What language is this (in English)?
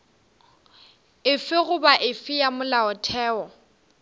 Northern Sotho